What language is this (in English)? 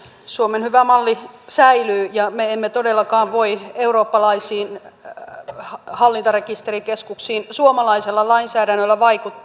Finnish